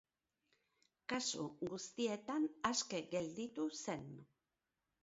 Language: Basque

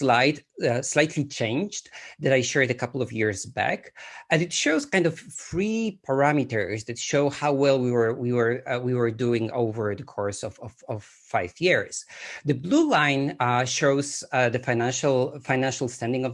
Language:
English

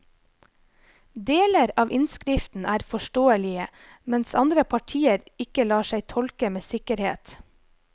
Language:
Norwegian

